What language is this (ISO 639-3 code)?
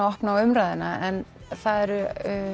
isl